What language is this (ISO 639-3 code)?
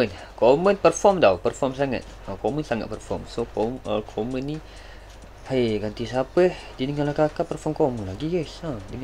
msa